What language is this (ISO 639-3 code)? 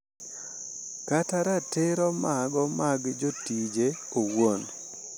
luo